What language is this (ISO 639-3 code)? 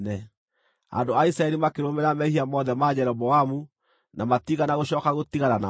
kik